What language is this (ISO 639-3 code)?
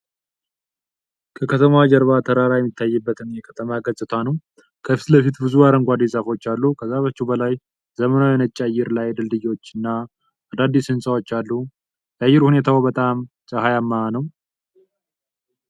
amh